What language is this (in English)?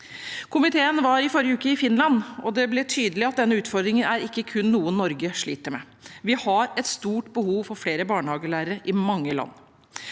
Norwegian